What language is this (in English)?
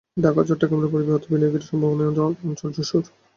Bangla